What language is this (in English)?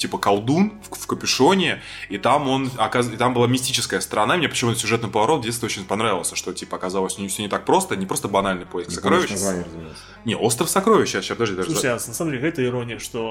Russian